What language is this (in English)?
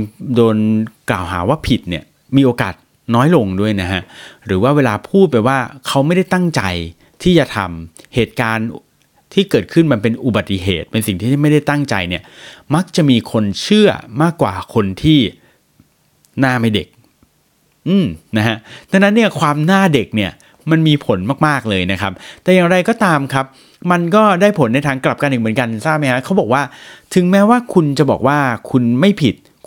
Thai